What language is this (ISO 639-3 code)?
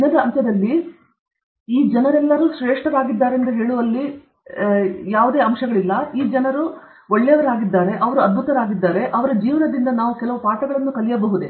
kan